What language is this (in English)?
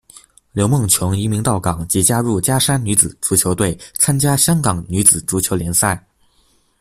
Chinese